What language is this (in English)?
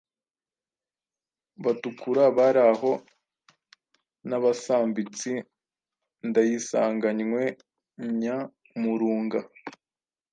Kinyarwanda